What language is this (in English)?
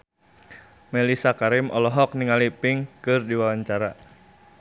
Sundanese